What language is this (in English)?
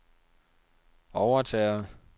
Danish